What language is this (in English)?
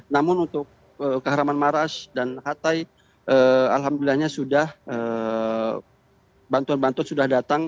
Indonesian